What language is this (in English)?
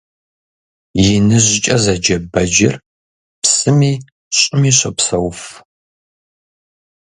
Kabardian